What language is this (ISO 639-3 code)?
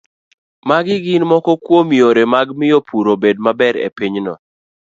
luo